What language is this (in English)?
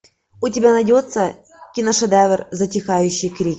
Russian